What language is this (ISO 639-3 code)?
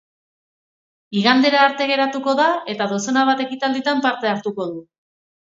eus